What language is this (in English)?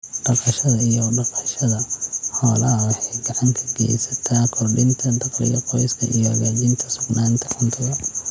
Somali